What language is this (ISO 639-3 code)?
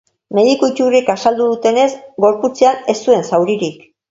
eus